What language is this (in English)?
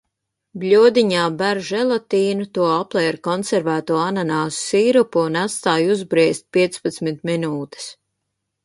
Latvian